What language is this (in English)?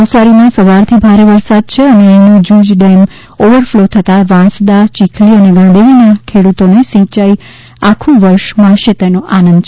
Gujarati